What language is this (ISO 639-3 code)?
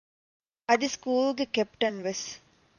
div